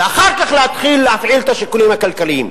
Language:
Hebrew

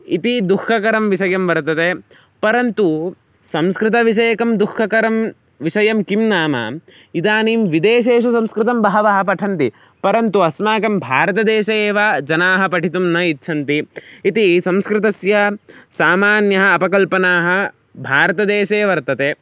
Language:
Sanskrit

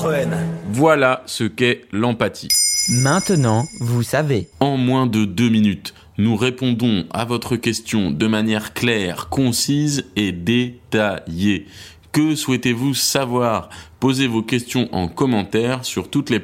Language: French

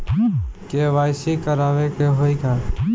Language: Bhojpuri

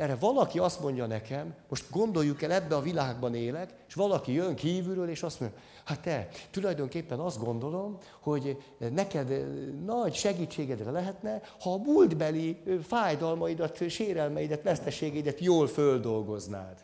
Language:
Hungarian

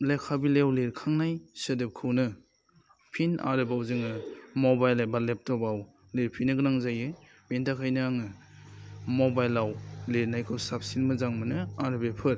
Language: Bodo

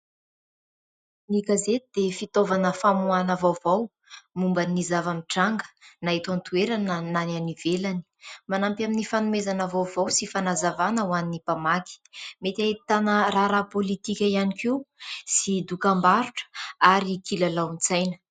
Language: Malagasy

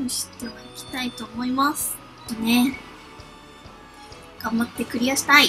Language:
Japanese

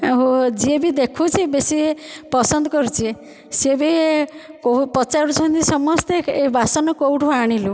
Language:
Odia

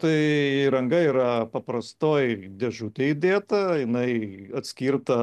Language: Lithuanian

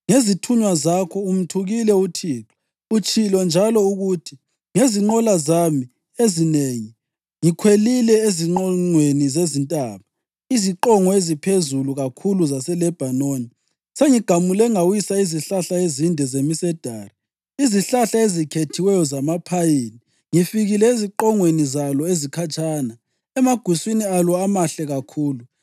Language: North Ndebele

